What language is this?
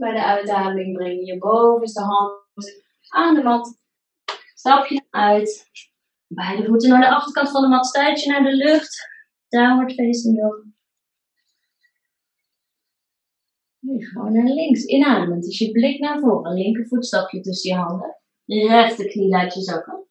Dutch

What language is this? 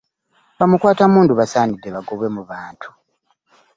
Ganda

